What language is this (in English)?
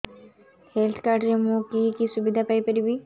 Odia